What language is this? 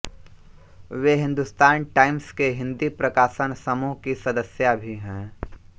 Hindi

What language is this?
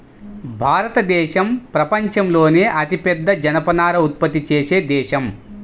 Telugu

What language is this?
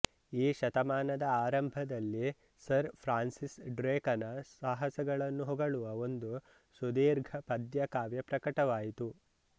Kannada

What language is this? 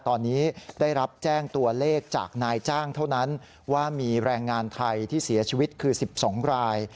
Thai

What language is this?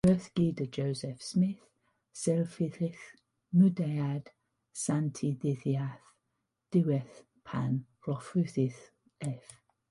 Welsh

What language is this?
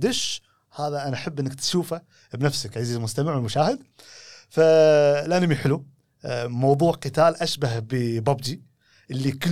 Arabic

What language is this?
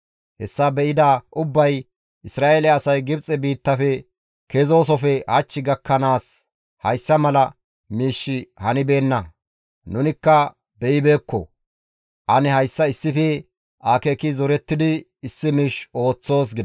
Gamo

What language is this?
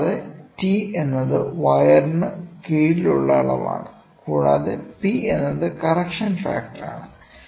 Malayalam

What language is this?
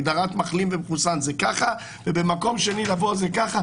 Hebrew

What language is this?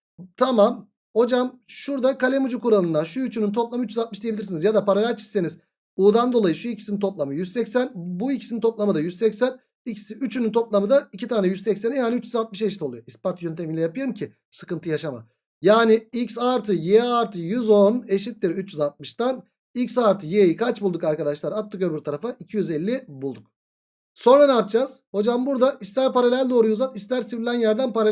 Turkish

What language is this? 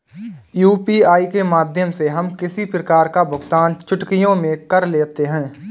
Hindi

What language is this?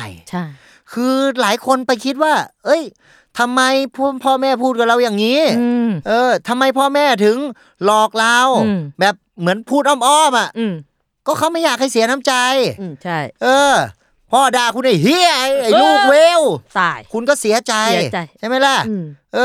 Thai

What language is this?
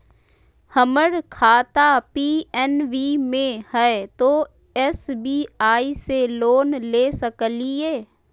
Magahi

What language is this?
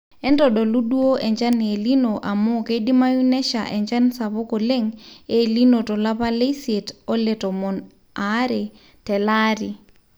Masai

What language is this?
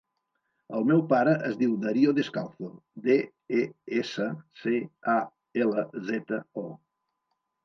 Catalan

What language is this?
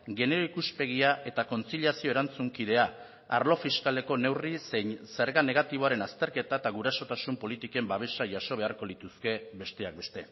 Basque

